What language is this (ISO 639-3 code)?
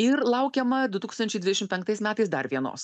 lit